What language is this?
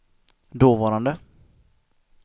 Swedish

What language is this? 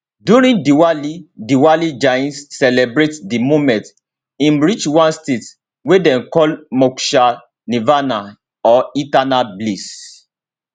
Nigerian Pidgin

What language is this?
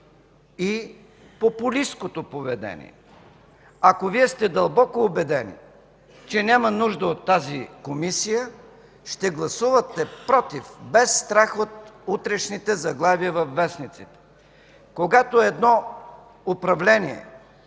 Bulgarian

